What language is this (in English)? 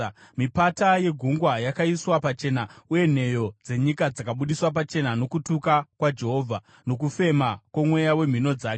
Shona